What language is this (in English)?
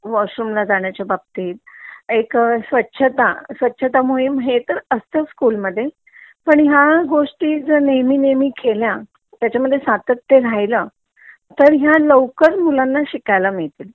Marathi